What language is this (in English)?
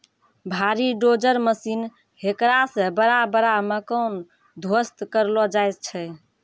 Maithili